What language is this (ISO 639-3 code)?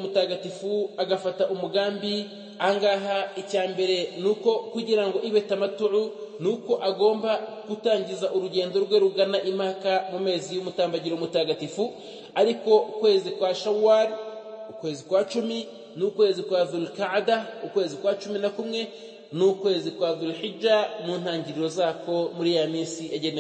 ara